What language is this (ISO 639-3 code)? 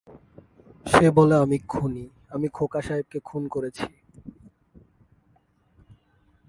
ben